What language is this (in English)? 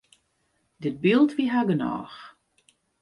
Western Frisian